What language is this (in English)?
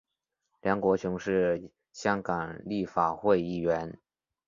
Chinese